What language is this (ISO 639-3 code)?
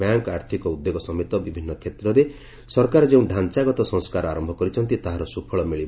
ori